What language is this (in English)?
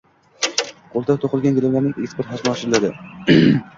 Uzbek